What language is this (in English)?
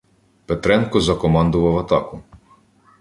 Ukrainian